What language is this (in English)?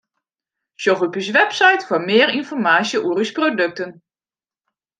Western Frisian